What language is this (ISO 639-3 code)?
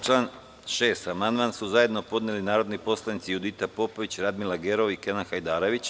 srp